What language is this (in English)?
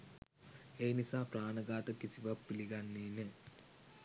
Sinhala